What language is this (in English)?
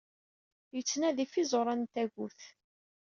Kabyle